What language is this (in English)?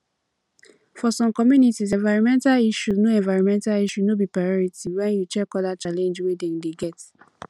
Nigerian Pidgin